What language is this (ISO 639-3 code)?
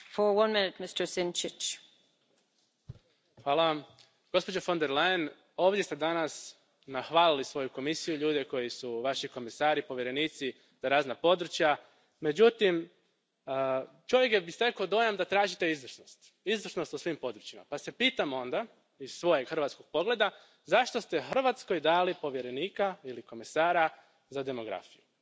hrv